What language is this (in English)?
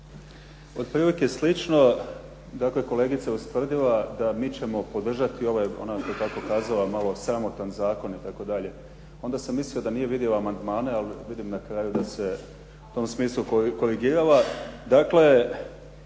Croatian